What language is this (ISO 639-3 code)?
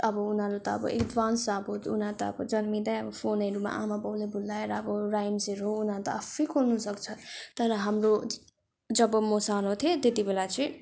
nep